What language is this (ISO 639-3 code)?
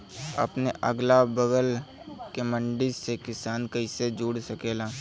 bho